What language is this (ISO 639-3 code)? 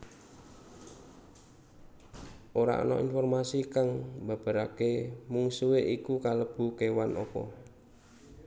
jav